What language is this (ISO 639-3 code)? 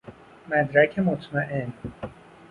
fas